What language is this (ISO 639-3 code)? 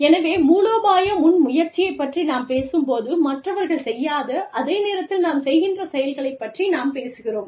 tam